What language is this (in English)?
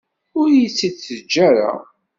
Kabyle